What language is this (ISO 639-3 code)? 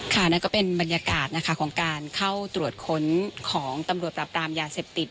tha